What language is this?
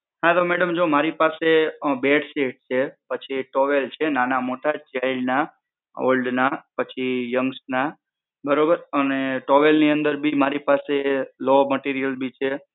Gujarati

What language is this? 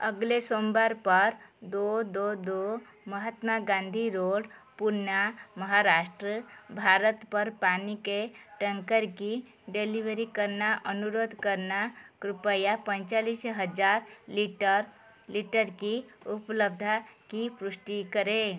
Hindi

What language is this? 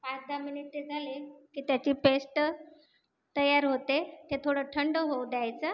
Marathi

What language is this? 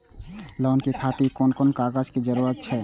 Maithili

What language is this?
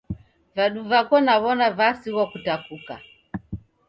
Taita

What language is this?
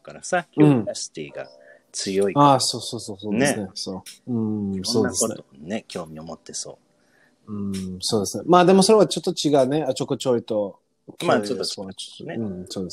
Japanese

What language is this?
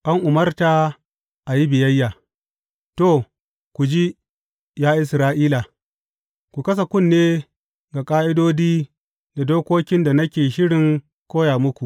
Hausa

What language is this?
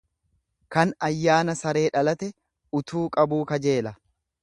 Oromo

